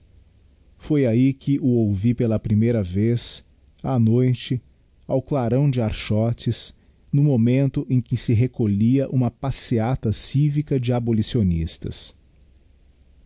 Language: Portuguese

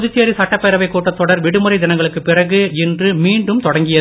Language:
Tamil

